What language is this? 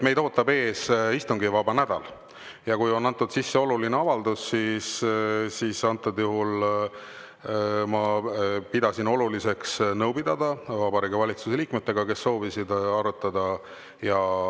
Estonian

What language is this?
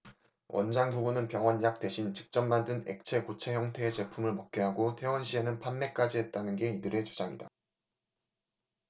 Korean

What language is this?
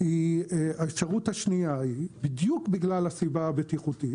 Hebrew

